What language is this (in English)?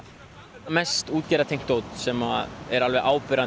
Icelandic